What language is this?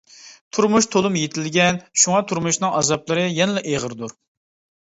Uyghur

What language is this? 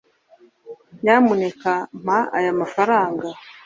Kinyarwanda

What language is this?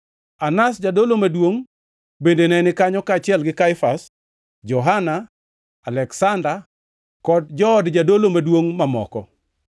Luo (Kenya and Tanzania)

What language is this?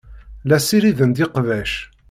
Kabyle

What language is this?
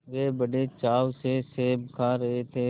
Hindi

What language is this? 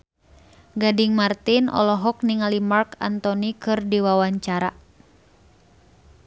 Sundanese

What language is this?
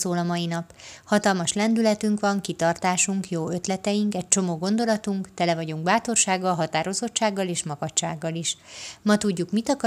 Hungarian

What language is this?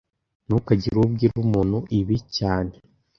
Kinyarwanda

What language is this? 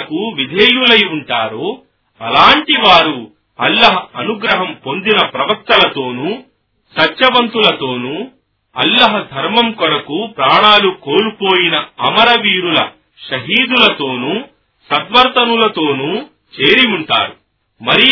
Telugu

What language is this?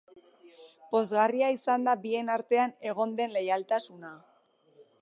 Basque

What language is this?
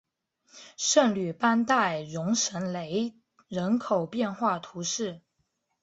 Chinese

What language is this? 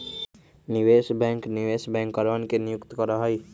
Magahi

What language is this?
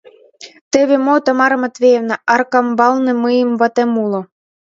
Mari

